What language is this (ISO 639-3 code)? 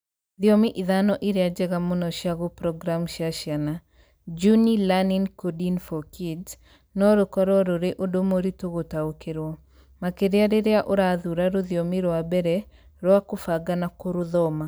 kik